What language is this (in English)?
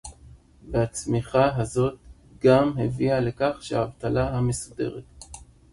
Hebrew